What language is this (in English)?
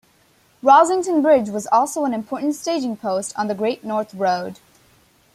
English